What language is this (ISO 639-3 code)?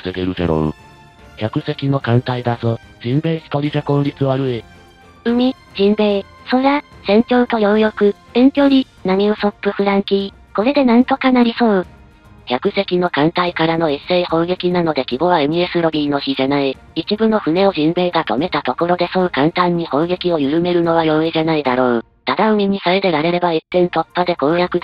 jpn